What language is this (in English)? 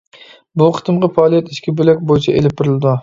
Uyghur